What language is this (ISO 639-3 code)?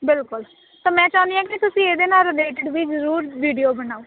pan